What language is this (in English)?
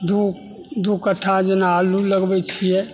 Maithili